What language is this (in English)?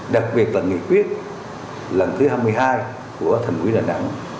Vietnamese